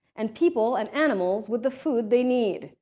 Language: English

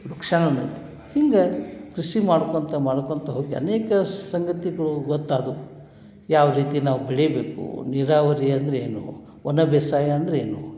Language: Kannada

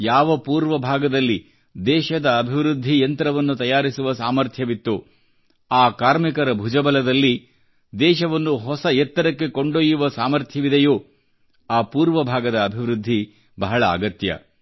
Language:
Kannada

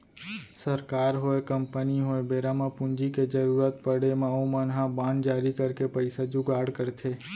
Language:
Chhattisgarhi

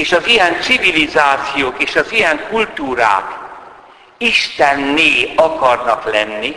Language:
Hungarian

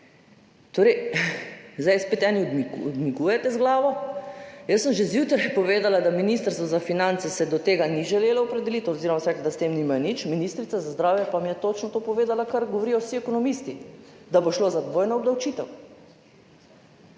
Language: Slovenian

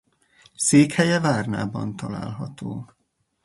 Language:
Hungarian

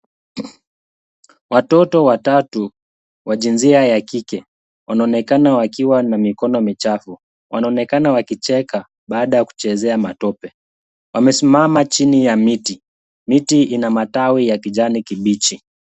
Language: Swahili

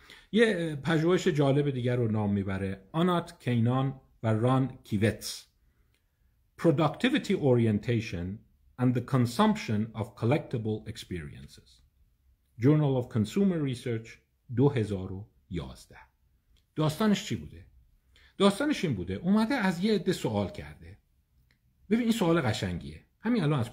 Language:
Persian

